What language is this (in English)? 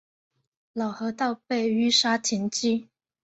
Chinese